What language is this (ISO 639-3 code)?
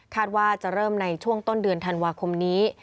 tha